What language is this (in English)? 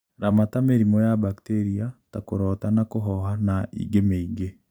Kikuyu